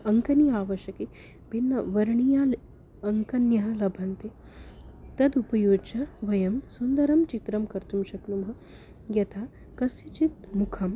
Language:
Sanskrit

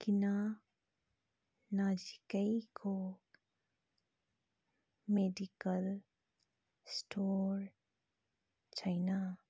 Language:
Nepali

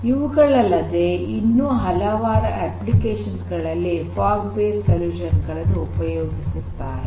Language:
Kannada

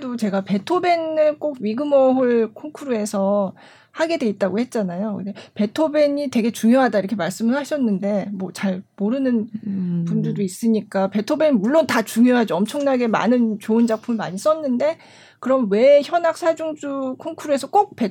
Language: Korean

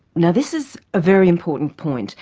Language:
English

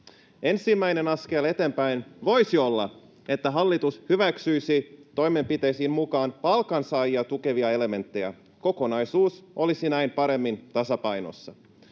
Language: Finnish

